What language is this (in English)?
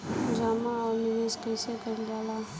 Bhojpuri